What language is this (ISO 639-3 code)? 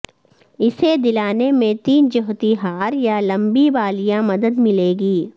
urd